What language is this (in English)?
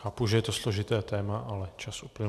Czech